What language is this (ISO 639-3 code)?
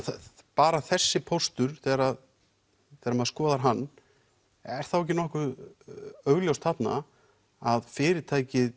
isl